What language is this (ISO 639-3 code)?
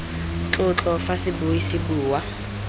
tsn